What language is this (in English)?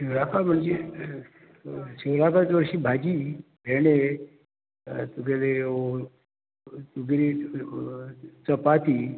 Konkani